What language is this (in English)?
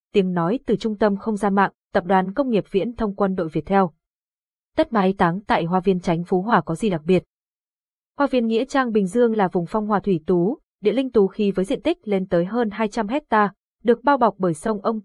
Vietnamese